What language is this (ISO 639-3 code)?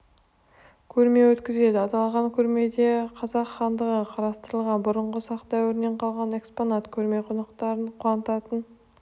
kaz